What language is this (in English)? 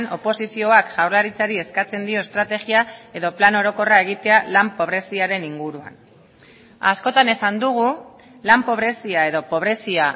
Basque